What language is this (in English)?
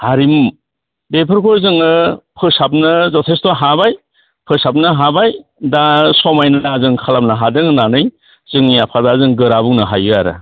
Bodo